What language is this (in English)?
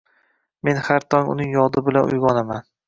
Uzbek